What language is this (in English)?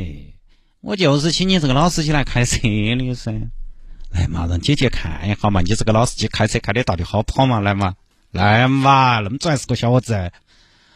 Chinese